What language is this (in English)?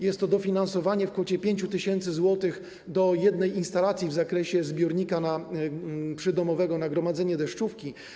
Polish